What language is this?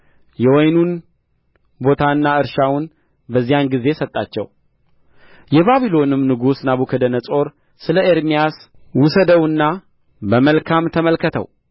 Amharic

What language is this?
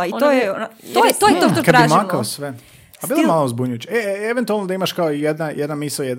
Croatian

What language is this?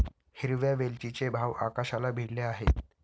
Marathi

